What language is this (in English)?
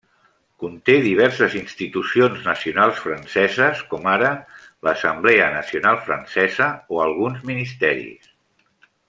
Catalan